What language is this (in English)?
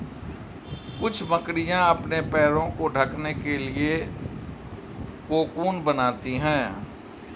Hindi